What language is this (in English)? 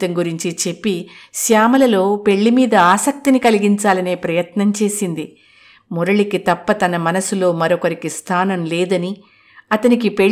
Telugu